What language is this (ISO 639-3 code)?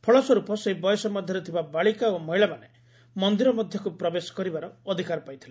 ori